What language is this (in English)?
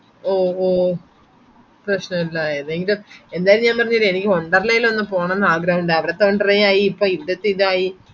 Malayalam